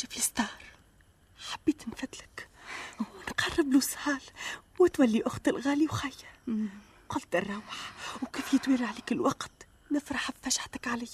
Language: Arabic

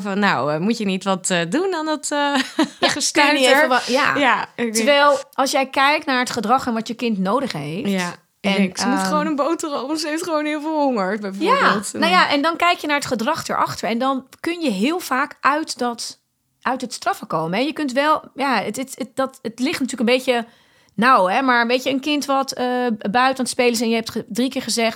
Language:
Dutch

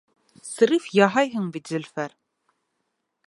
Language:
Bashkir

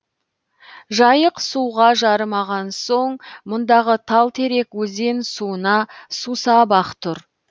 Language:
Kazakh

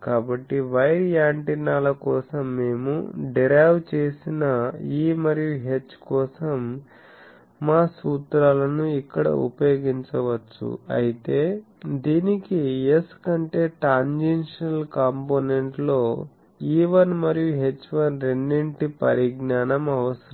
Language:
Telugu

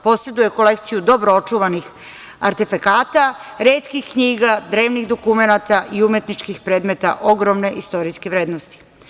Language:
Serbian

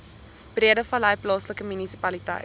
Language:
Afrikaans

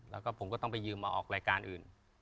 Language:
Thai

